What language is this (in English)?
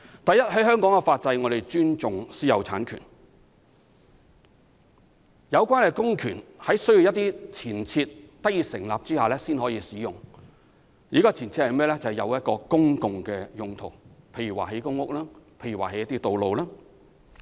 Cantonese